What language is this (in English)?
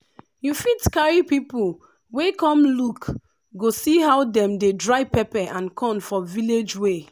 Nigerian Pidgin